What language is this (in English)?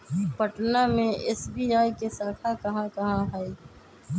Magahi